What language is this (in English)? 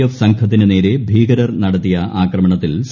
Malayalam